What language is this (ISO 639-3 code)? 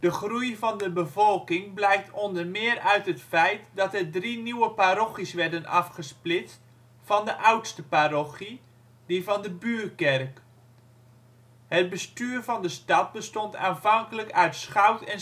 nld